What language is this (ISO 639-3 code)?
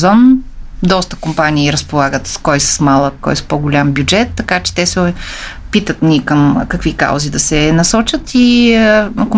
bul